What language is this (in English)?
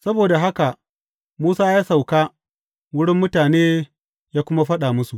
Hausa